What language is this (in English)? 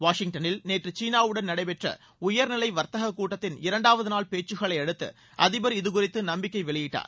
Tamil